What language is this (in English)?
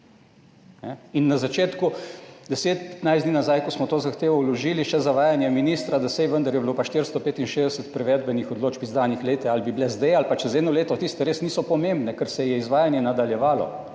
Slovenian